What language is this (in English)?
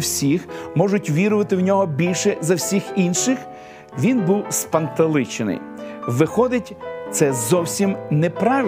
Ukrainian